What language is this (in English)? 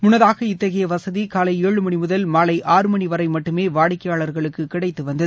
Tamil